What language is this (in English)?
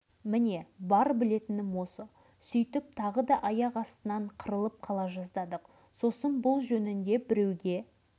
Kazakh